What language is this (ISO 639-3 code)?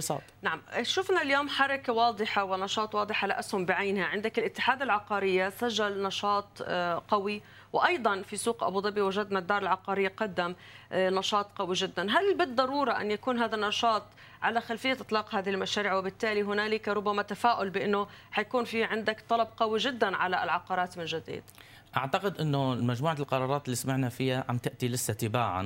ara